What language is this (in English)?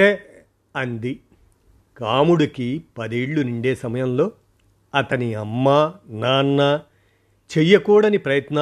Telugu